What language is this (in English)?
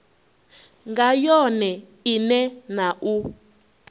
Venda